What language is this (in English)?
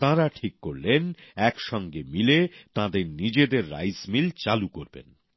Bangla